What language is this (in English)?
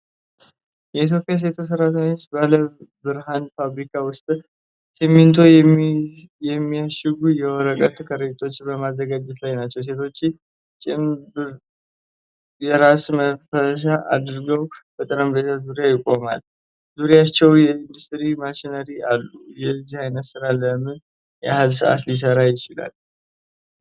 Amharic